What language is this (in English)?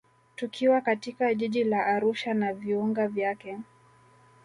Swahili